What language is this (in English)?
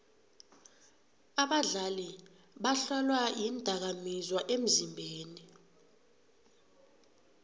South Ndebele